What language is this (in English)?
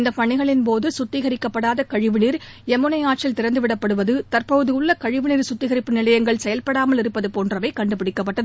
Tamil